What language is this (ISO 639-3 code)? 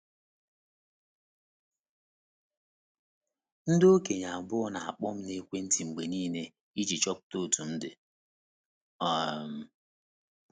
ibo